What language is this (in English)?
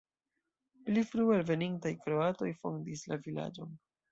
Esperanto